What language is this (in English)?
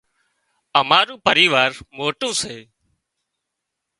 Wadiyara Koli